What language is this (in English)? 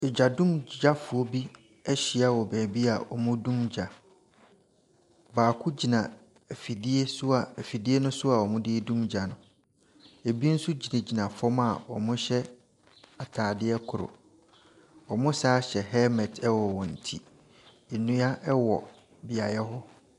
Akan